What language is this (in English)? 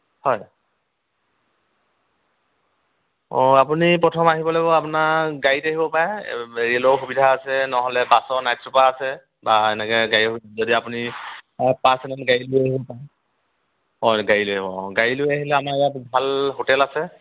Assamese